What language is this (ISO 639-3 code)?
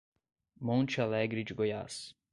por